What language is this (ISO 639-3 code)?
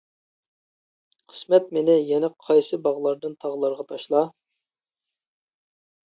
uig